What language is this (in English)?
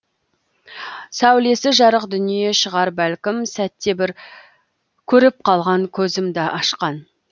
Kazakh